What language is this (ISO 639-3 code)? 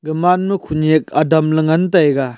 nnp